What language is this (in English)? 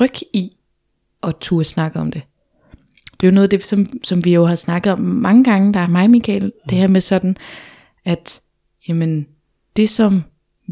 Danish